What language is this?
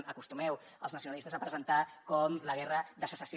Catalan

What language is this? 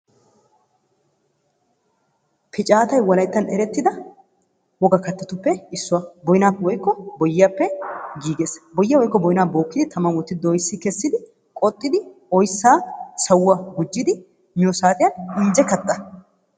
Wolaytta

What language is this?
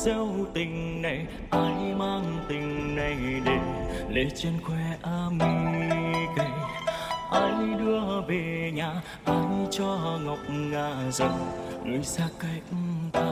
Vietnamese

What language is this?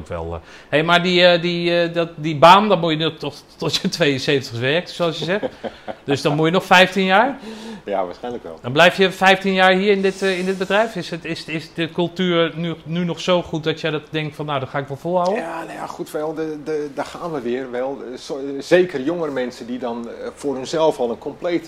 Dutch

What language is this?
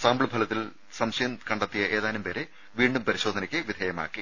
Malayalam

